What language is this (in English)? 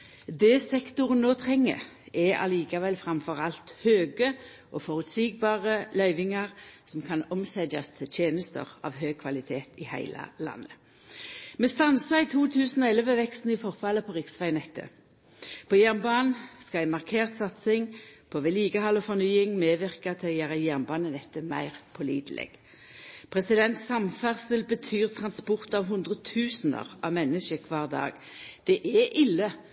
Norwegian Nynorsk